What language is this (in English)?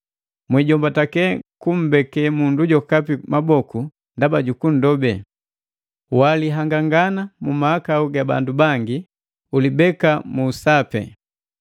Matengo